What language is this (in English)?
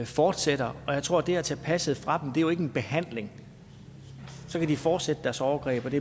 Danish